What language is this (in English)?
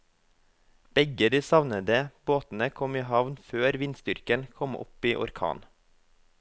Norwegian